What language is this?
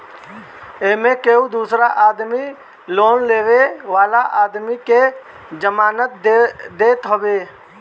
Bhojpuri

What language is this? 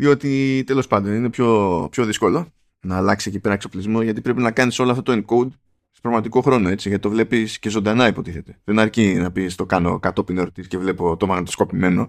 Greek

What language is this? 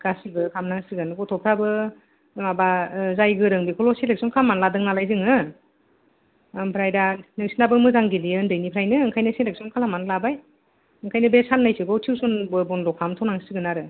Bodo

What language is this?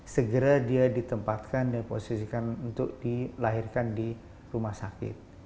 Indonesian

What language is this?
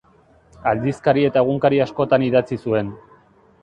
Basque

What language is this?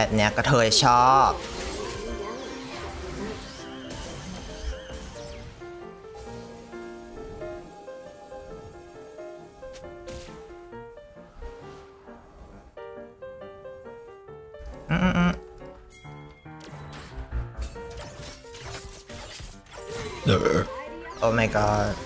Thai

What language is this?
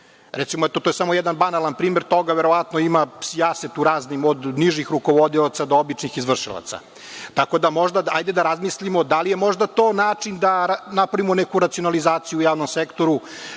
Serbian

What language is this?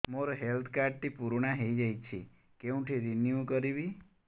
Odia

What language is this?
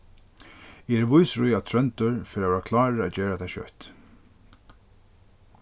Faroese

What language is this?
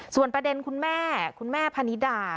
Thai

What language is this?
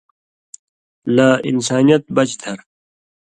Indus Kohistani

